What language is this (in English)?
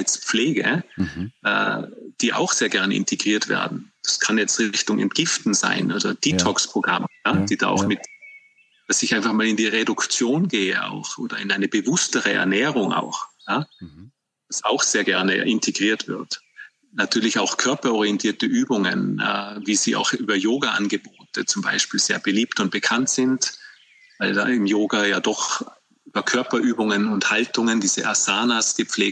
German